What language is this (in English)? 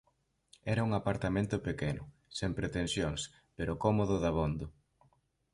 Galician